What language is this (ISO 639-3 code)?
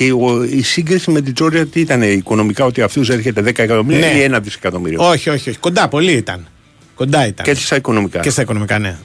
ell